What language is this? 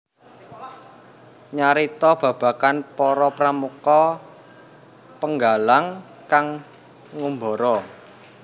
Javanese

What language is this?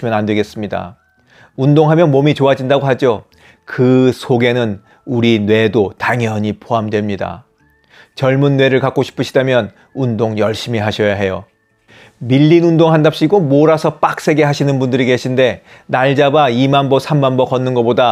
Korean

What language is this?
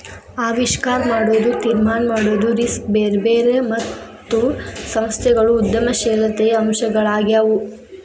Kannada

